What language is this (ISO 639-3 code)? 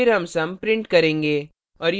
hin